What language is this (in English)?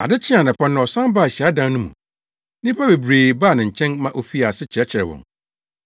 Akan